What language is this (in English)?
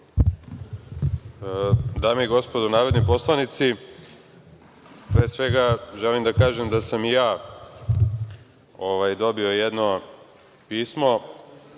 Serbian